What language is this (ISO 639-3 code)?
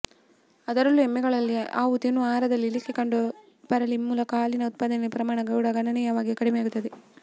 kan